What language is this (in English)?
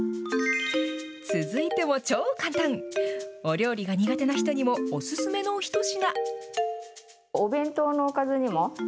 Japanese